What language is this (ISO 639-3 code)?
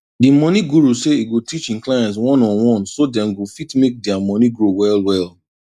pcm